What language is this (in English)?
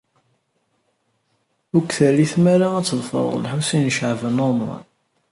Kabyle